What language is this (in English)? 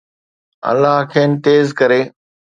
Sindhi